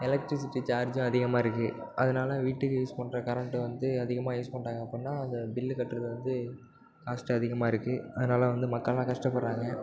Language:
Tamil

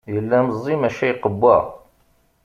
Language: Kabyle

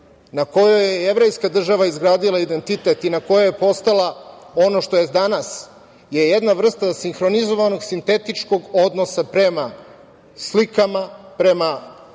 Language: Serbian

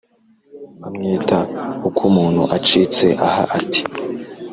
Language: Kinyarwanda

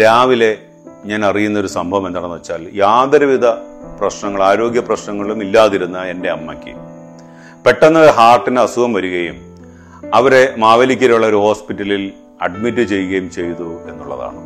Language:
Malayalam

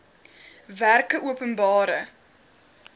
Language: Afrikaans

